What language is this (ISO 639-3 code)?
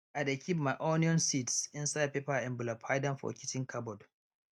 pcm